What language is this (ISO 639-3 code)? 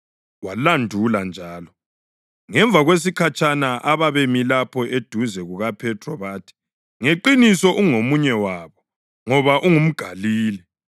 nde